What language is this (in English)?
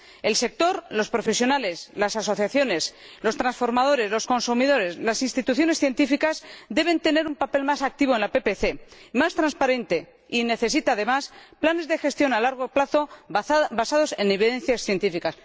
Spanish